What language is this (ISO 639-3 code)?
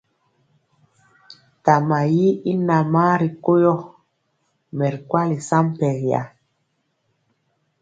mcx